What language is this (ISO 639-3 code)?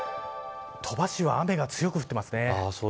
jpn